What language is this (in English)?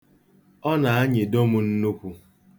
Igbo